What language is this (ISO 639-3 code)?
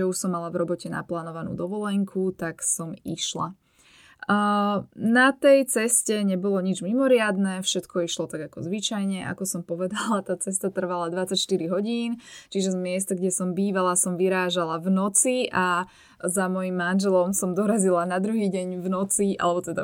slk